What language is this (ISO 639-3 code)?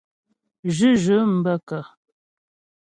bbj